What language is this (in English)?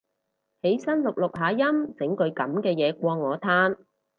Cantonese